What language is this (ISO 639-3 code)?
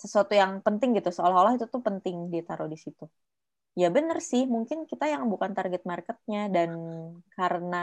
ind